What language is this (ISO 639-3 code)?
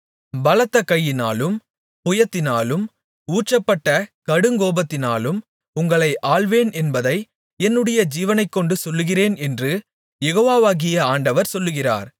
tam